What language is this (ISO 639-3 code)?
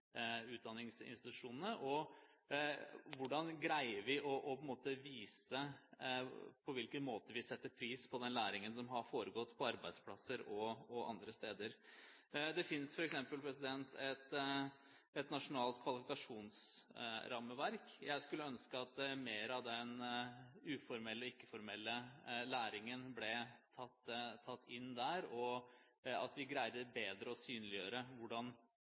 nob